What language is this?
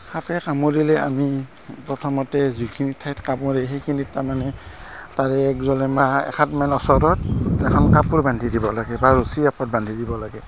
Assamese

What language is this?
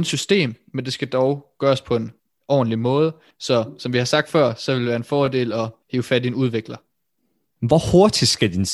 Danish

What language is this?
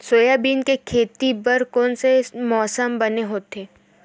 Chhattisgarhi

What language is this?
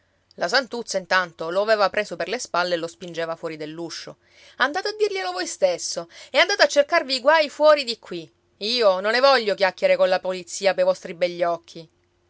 Italian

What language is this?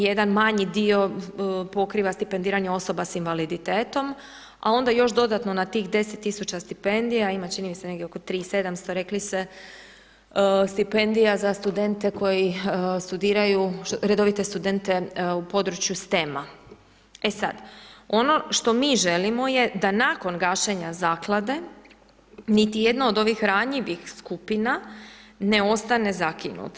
Croatian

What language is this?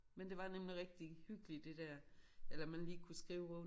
Danish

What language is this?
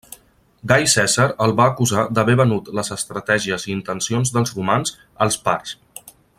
Catalan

